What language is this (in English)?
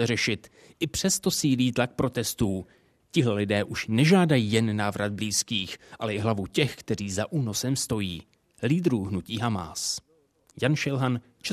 Czech